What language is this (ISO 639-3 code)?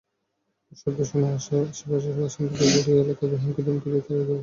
ben